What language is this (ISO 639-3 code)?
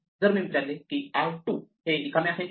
mar